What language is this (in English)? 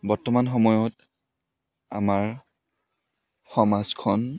Assamese